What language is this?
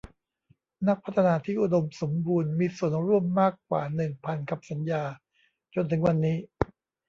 Thai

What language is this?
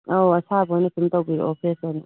Manipuri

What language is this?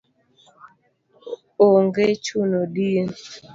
Luo (Kenya and Tanzania)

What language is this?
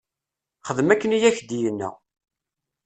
Kabyle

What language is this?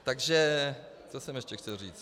Czech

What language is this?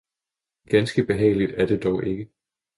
Danish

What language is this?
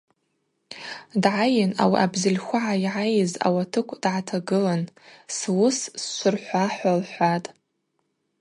Abaza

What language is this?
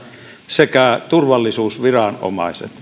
Finnish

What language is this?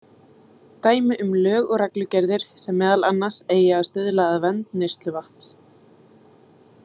Icelandic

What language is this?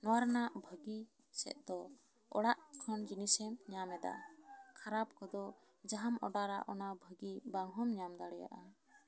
Santali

